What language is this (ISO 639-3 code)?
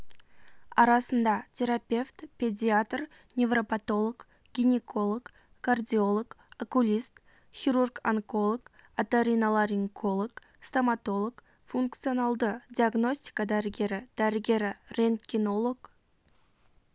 kaz